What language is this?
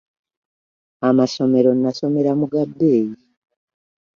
Ganda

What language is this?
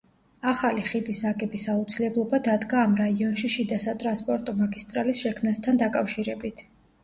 Georgian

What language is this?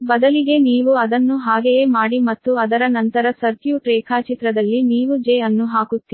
Kannada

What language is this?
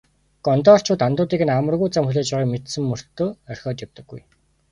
Mongolian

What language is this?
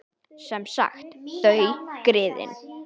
Icelandic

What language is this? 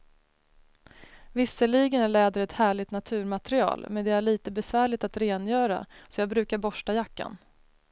Swedish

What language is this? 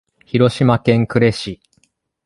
Japanese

